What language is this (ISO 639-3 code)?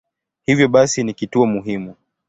swa